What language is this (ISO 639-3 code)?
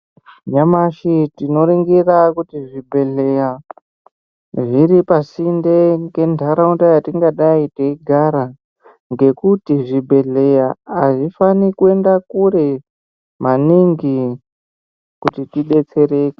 ndc